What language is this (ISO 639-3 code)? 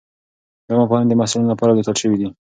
pus